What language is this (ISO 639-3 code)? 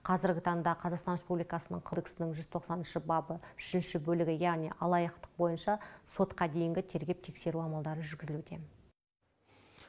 kaz